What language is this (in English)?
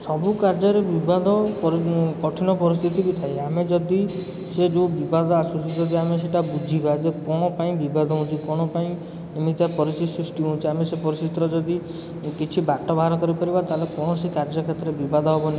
Odia